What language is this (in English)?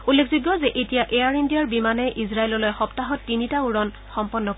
Assamese